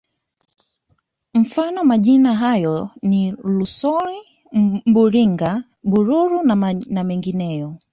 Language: Swahili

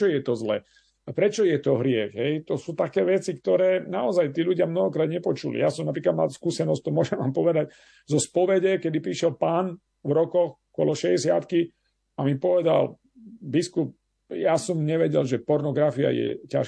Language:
Slovak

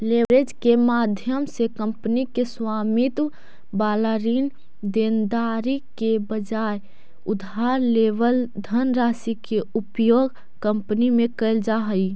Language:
Magahi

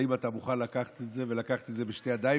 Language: Hebrew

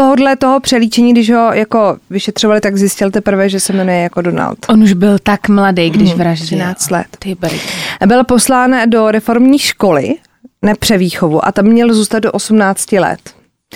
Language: Czech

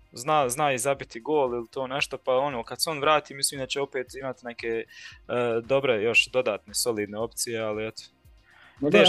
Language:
Croatian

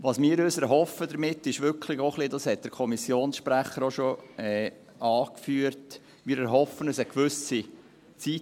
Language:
Swiss German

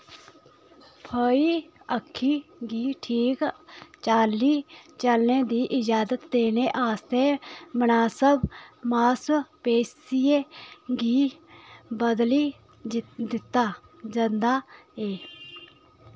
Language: Dogri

